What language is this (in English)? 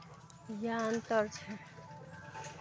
Maithili